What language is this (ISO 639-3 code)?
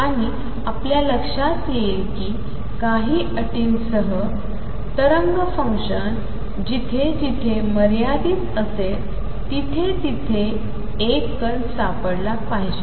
mar